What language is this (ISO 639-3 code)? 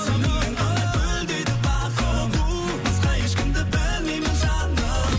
kaz